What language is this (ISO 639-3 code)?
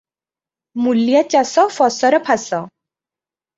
ori